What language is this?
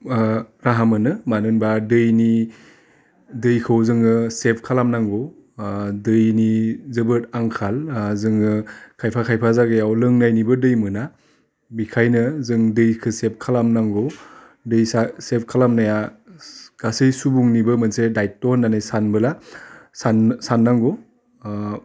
Bodo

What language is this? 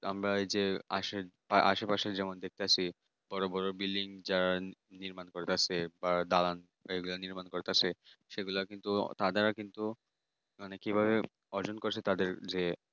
Bangla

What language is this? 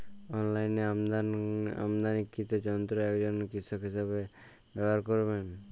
Bangla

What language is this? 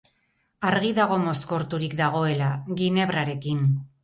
Basque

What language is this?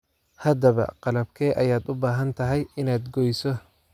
Somali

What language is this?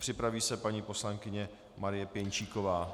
Czech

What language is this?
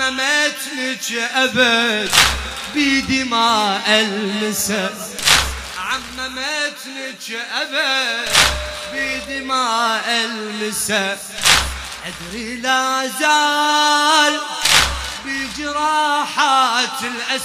Arabic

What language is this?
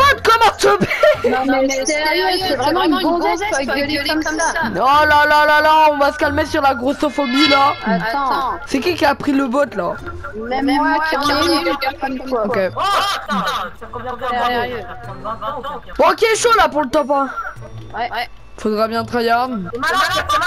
French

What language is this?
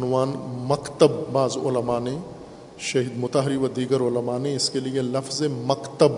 Urdu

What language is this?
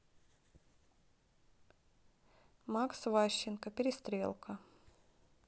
Russian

